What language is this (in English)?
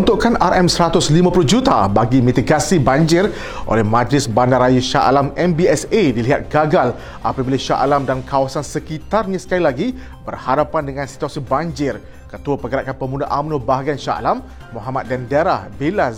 Malay